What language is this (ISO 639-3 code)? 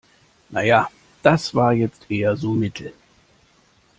deu